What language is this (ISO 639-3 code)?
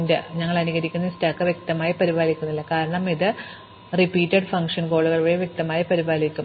mal